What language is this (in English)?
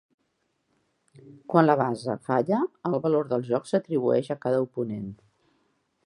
Catalan